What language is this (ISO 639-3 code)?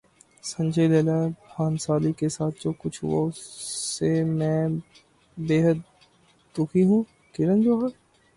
urd